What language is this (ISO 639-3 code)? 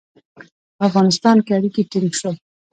pus